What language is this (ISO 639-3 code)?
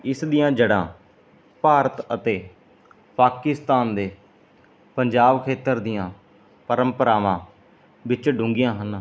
pan